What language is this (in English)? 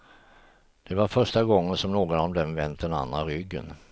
Swedish